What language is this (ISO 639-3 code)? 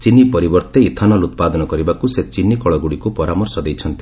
ori